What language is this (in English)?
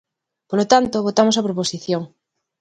Galician